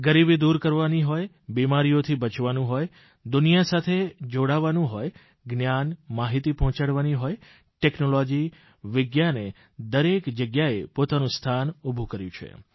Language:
Gujarati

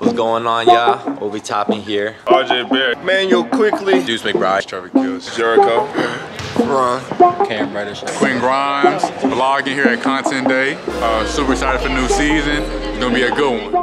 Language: English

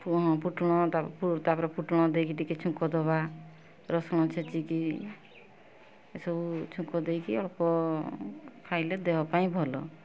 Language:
Odia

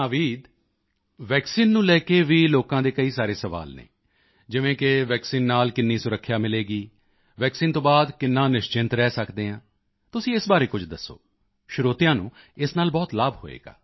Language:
Punjabi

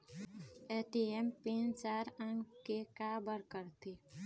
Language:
Chhattisgarhi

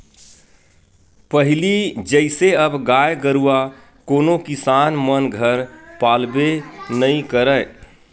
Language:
Chhattisgarhi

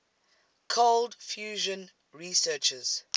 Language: English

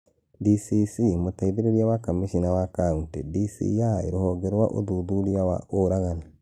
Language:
Kikuyu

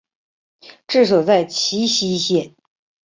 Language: Chinese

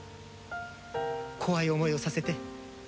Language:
Japanese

